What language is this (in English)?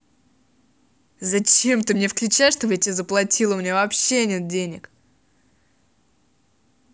Russian